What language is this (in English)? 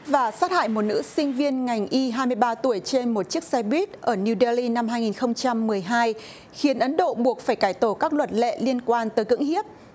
Vietnamese